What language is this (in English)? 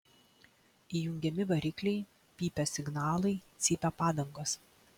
Lithuanian